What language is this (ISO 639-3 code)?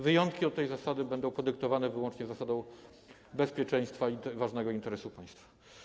pol